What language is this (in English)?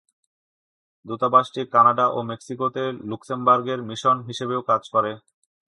Bangla